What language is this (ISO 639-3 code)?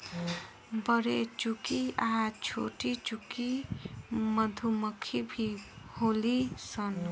bho